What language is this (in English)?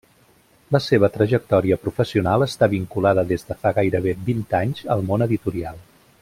Catalan